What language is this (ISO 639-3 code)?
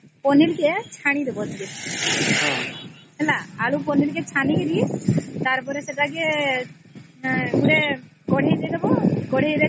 ori